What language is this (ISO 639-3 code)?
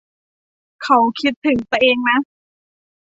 tha